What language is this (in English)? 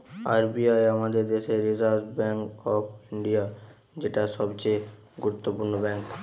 Bangla